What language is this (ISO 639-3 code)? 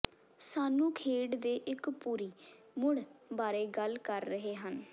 pan